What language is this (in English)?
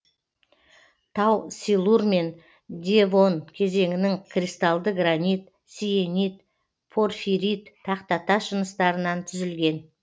Kazakh